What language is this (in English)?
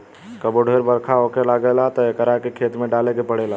Bhojpuri